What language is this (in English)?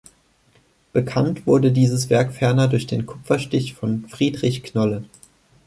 German